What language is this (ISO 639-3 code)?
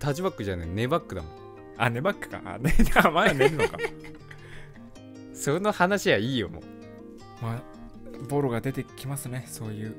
jpn